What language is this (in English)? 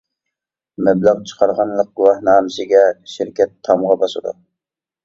Uyghur